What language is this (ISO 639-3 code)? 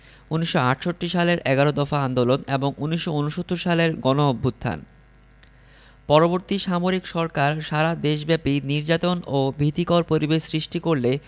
ben